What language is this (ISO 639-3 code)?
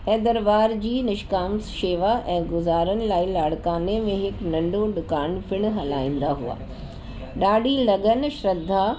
snd